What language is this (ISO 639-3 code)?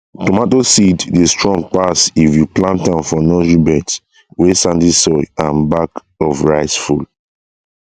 pcm